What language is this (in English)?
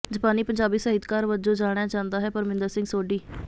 Punjabi